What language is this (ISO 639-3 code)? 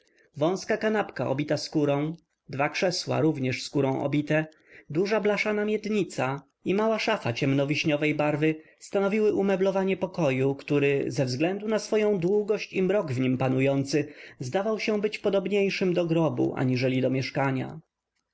pol